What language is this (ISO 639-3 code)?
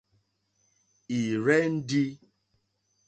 bri